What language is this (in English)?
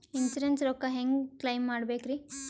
Kannada